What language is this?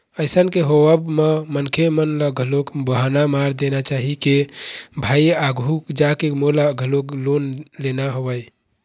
Chhattisgarhi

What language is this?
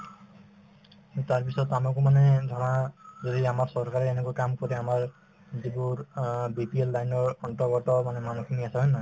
Assamese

